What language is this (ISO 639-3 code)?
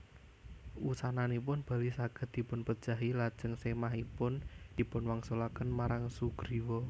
jav